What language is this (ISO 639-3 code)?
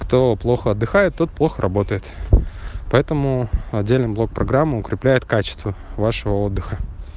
rus